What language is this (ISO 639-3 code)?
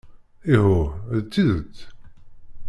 kab